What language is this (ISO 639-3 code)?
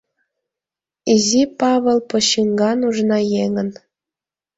chm